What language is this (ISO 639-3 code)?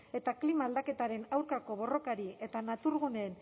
eus